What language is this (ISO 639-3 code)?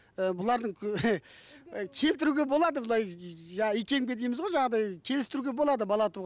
kaz